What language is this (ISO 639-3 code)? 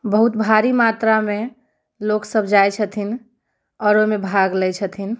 mai